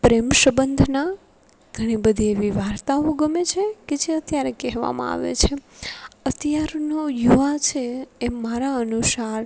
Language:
Gujarati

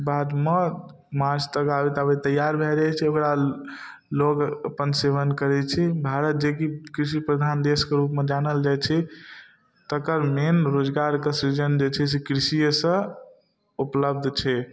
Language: Maithili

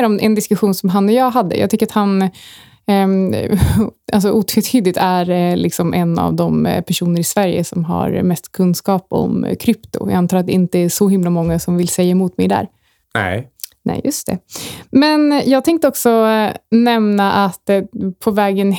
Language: Swedish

